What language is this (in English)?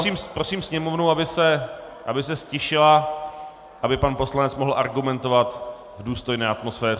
Czech